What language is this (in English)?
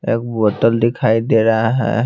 Hindi